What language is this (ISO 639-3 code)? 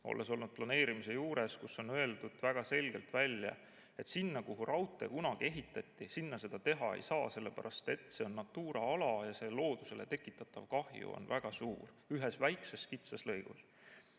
est